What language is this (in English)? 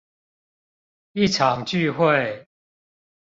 Chinese